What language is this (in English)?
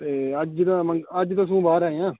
Dogri